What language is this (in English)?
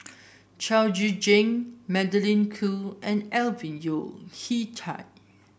English